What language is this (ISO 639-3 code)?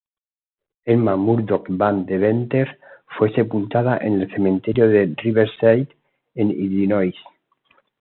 spa